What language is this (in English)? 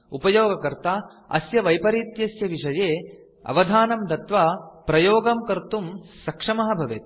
Sanskrit